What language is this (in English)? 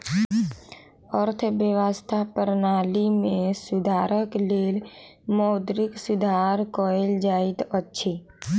Maithili